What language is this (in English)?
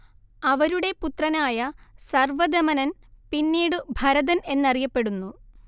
Malayalam